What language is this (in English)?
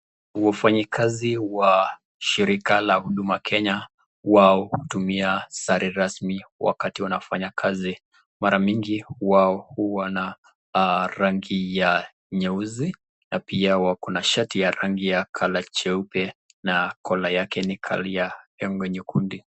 Swahili